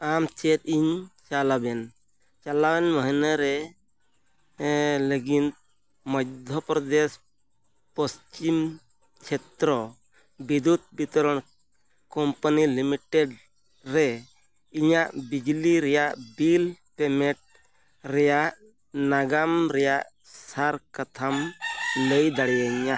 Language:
Santali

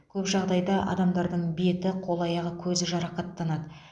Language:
Kazakh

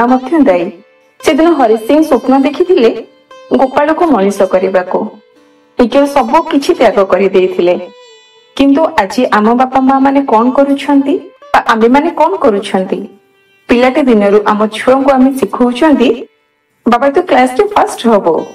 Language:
Bangla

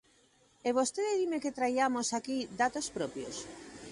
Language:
Galician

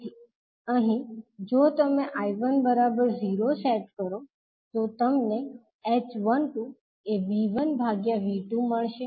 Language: Gujarati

